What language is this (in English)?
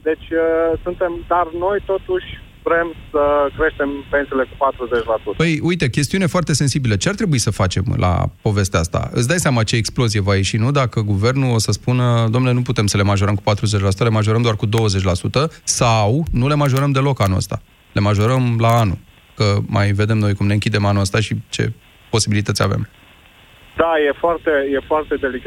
Romanian